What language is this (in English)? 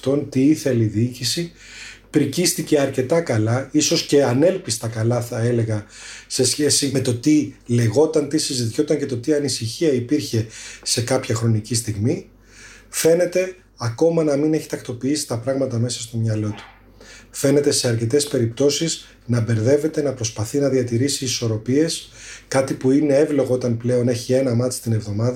Greek